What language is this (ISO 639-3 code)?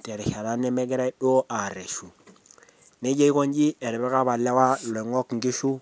mas